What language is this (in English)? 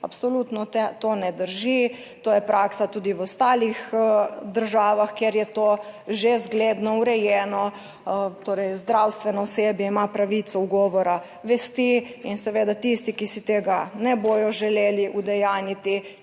Slovenian